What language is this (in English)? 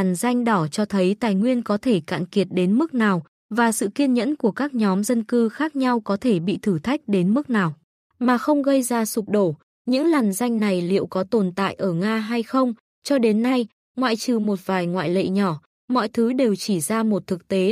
Vietnamese